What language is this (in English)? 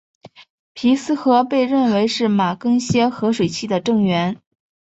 Chinese